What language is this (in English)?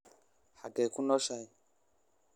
Somali